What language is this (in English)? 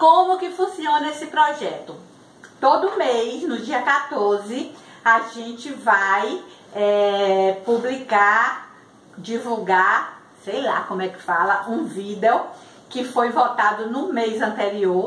Portuguese